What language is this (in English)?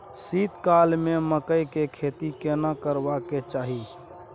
Maithili